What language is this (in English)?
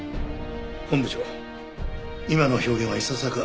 Japanese